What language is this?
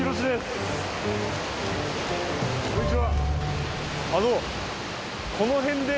Japanese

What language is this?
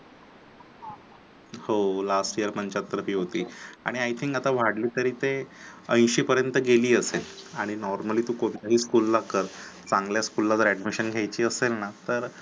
Marathi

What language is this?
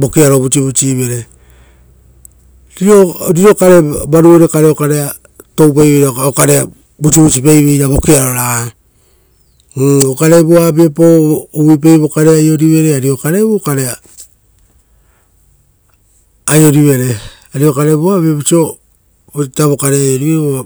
Rotokas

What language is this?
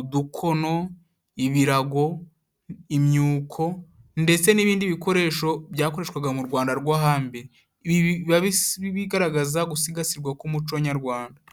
Kinyarwanda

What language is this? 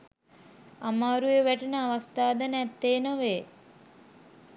Sinhala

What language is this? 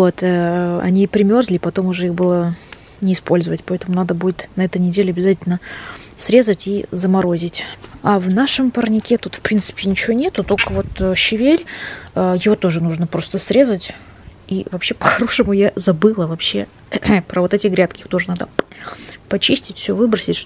Russian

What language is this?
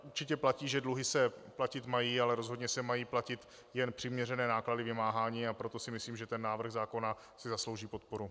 Czech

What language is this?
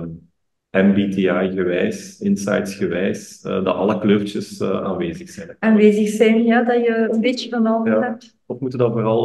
Dutch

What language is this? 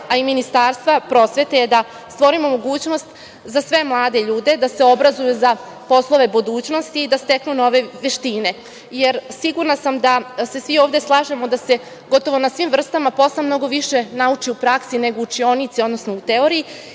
Serbian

